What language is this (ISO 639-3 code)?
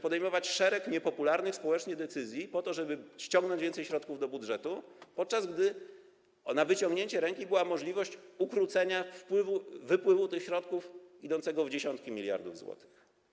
pol